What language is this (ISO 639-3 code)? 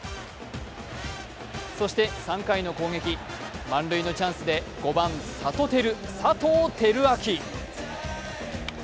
jpn